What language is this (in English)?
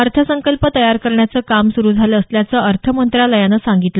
Marathi